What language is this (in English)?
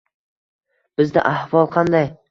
Uzbek